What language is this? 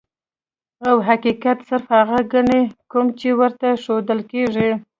Pashto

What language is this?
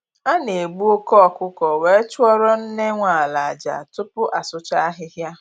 Igbo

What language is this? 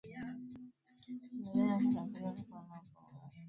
Swahili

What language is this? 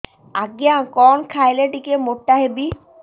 Odia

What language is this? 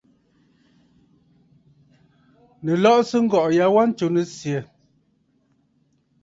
Bafut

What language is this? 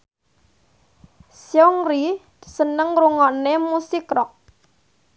Javanese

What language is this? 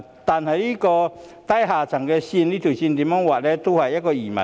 Cantonese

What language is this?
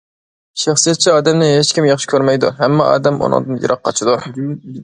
Uyghur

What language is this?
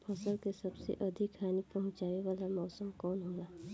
Bhojpuri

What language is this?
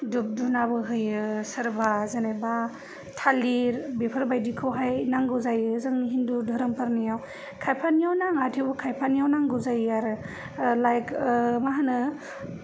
Bodo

